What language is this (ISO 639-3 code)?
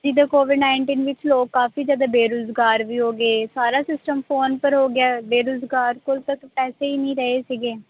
pan